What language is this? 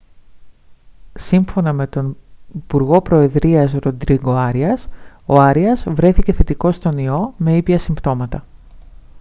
Greek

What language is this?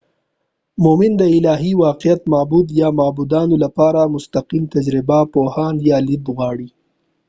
Pashto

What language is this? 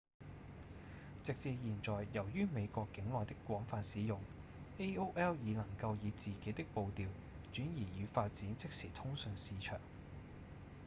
Cantonese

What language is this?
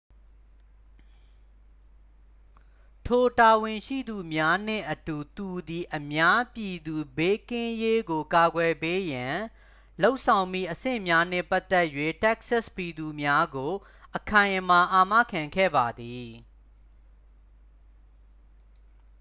Burmese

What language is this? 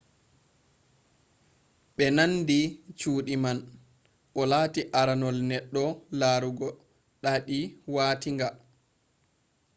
Fula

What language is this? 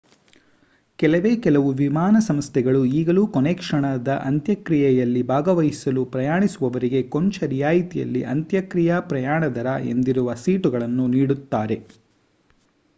Kannada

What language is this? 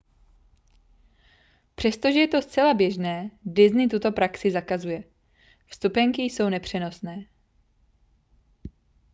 Czech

